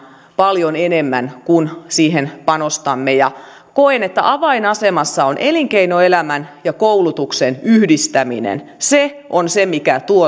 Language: Finnish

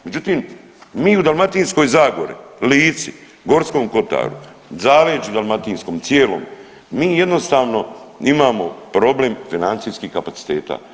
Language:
Croatian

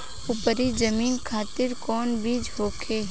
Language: Bhojpuri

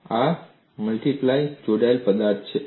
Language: Gujarati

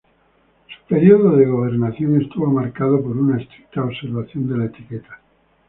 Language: Spanish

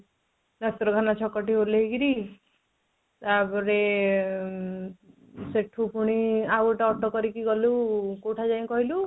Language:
Odia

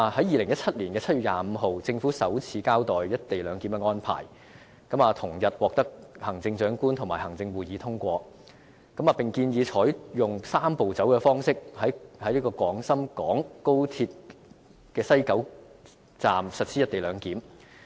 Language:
Cantonese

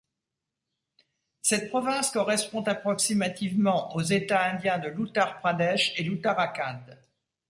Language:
French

